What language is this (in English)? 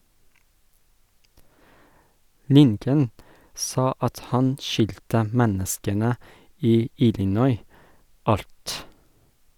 Norwegian